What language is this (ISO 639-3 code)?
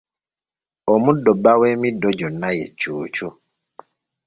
lug